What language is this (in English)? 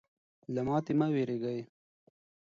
Pashto